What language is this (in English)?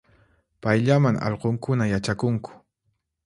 Puno Quechua